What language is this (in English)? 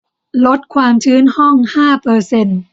Thai